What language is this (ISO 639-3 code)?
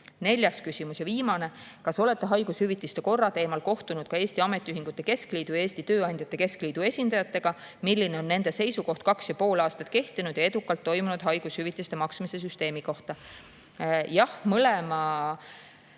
est